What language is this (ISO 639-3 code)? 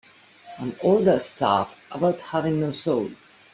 eng